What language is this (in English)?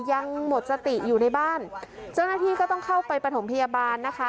Thai